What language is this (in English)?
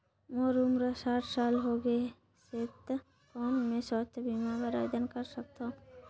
Chhattisgarhi